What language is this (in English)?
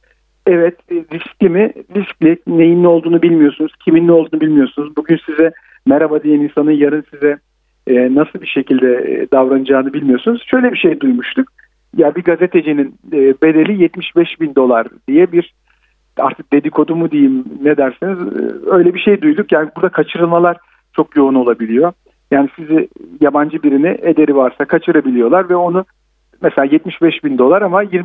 Turkish